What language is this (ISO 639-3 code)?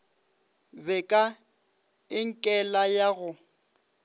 nso